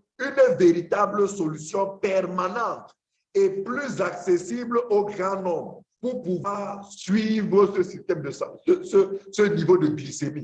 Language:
French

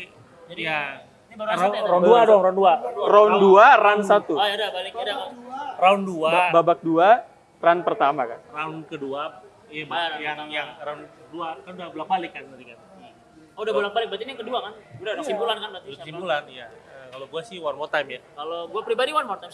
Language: Indonesian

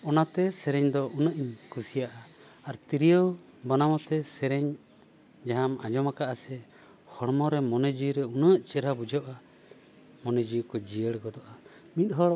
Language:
Santali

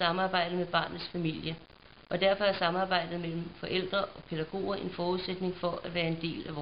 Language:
Danish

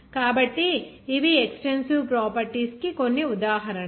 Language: Telugu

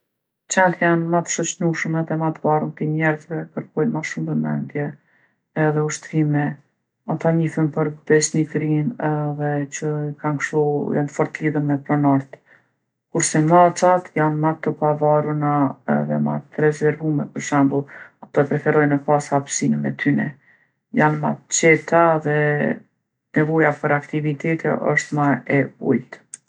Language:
Gheg Albanian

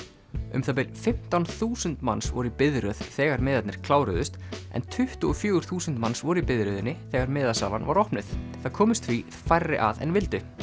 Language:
Icelandic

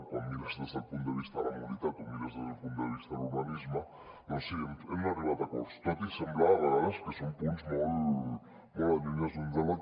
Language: Catalan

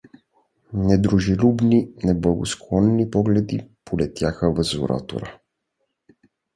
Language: Bulgarian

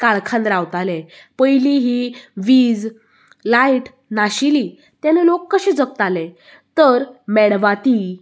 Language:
Konkani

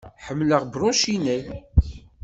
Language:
Kabyle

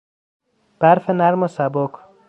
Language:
Persian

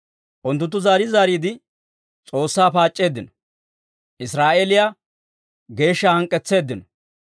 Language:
Dawro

